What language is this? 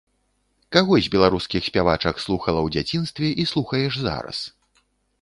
Belarusian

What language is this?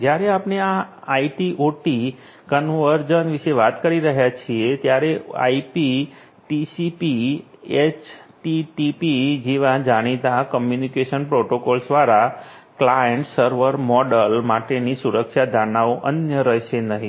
Gujarati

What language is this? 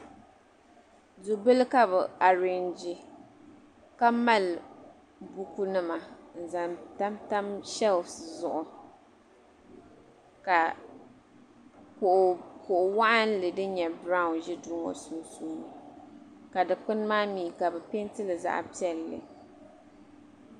Dagbani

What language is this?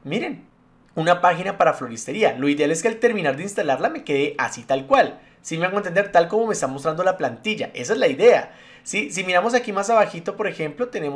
Spanish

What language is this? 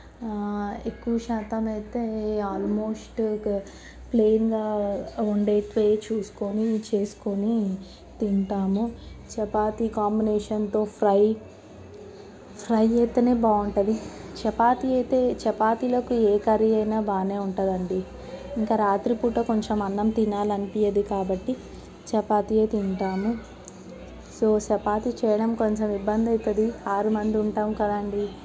Telugu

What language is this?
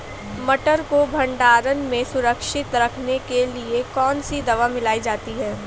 Hindi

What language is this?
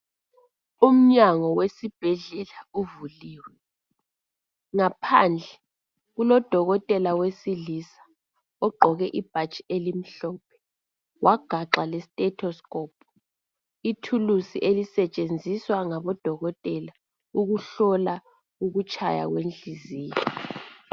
North Ndebele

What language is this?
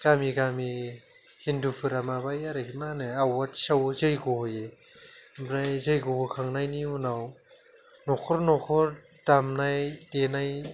Bodo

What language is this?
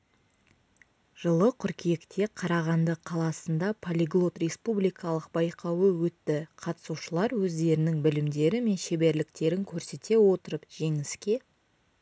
Kazakh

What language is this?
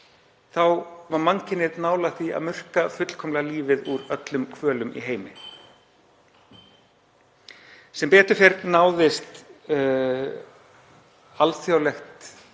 Icelandic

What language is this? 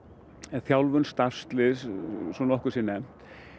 Icelandic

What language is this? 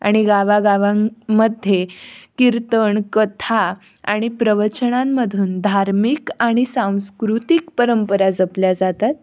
Marathi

